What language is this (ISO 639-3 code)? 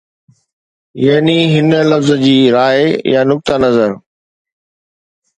snd